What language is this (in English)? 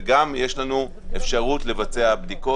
Hebrew